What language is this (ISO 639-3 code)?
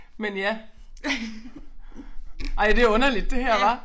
dan